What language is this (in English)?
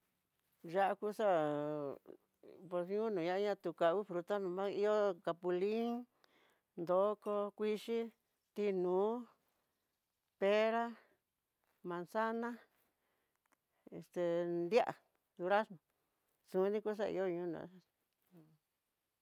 Tidaá Mixtec